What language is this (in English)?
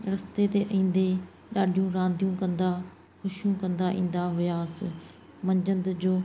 Sindhi